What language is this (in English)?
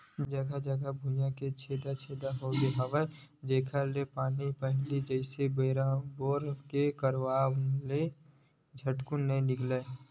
Chhattisgarhi